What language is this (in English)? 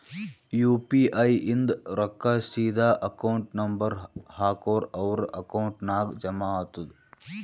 Kannada